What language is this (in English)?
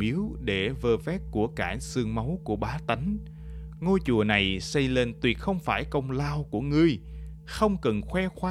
Vietnamese